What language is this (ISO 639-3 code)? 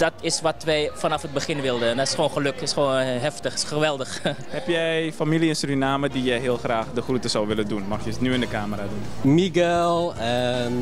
nld